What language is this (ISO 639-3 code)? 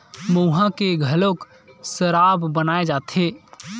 hne